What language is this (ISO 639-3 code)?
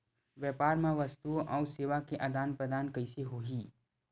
hne